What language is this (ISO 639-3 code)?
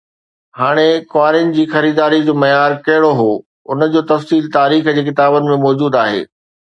snd